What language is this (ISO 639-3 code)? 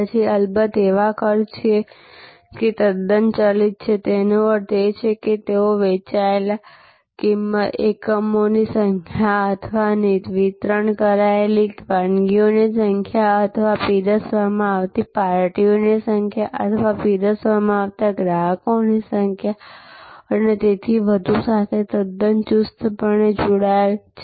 guj